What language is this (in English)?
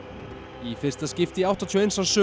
Icelandic